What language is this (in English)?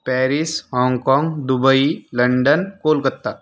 Marathi